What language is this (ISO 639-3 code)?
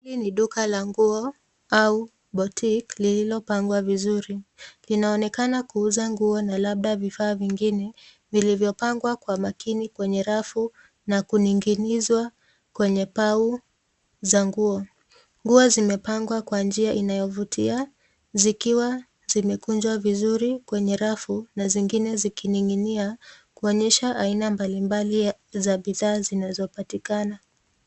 swa